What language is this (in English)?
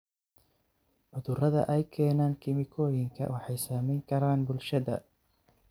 Somali